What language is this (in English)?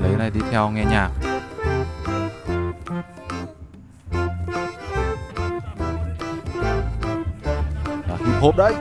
Vietnamese